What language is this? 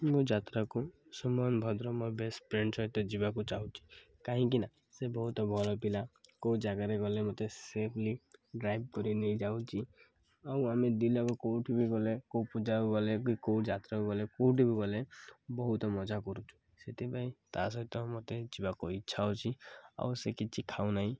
Odia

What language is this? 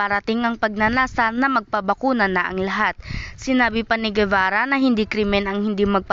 Filipino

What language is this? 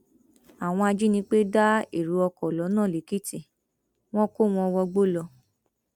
Yoruba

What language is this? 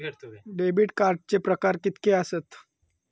Marathi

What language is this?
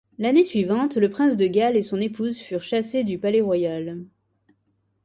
French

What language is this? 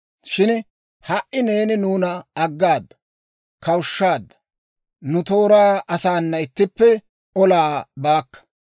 Dawro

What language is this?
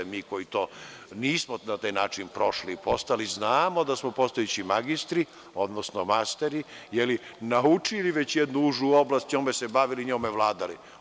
Serbian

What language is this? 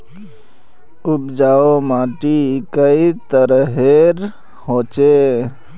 Magahi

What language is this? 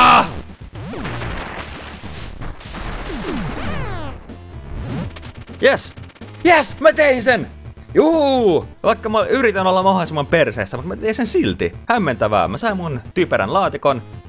Finnish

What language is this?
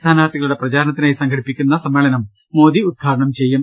Malayalam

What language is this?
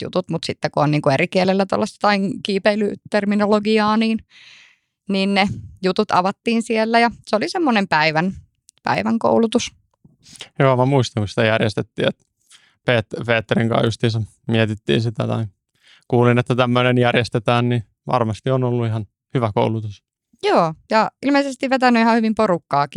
Finnish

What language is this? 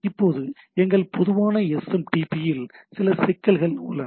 Tamil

